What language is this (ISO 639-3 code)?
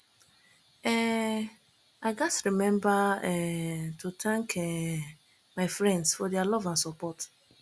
pcm